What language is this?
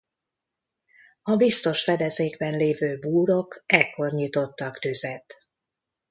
Hungarian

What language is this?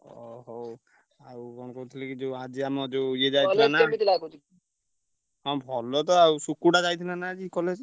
Odia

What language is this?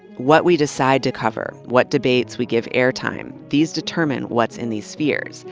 English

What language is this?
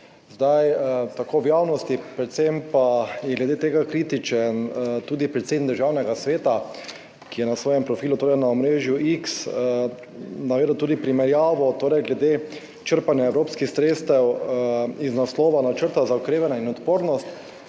Slovenian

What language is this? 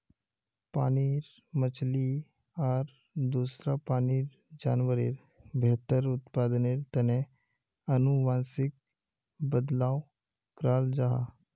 Magahi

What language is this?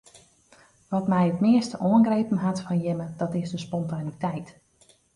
Western Frisian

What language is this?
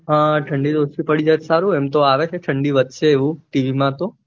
Gujarati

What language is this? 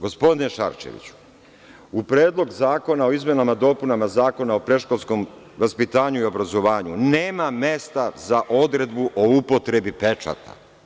Serbian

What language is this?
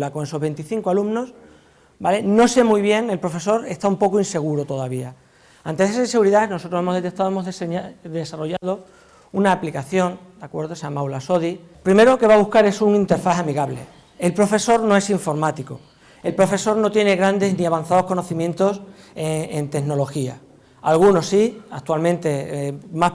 Spanish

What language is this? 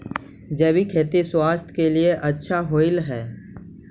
Magahi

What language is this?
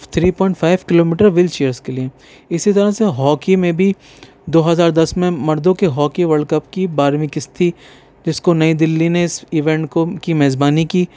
Urdu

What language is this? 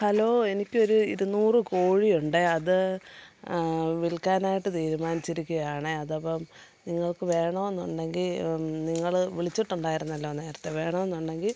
Malayalam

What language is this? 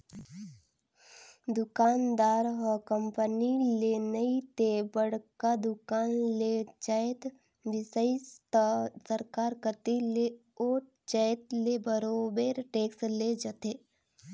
Chhattisgarhi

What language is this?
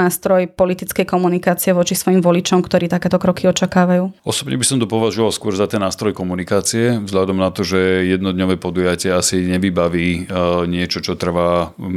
Slovak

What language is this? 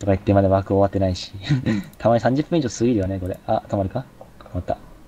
Japanese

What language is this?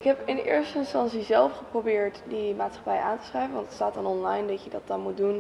Dutch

